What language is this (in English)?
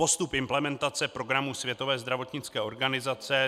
Czech